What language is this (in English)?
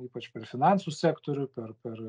Lithuanian